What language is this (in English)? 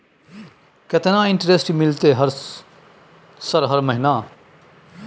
Maithili